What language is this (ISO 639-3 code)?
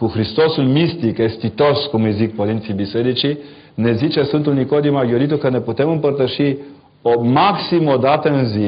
ron